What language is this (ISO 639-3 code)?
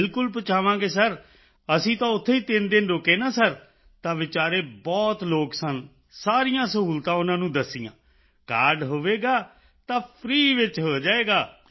pan